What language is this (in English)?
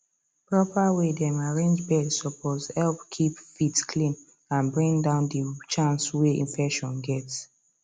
Nigerian Pidgin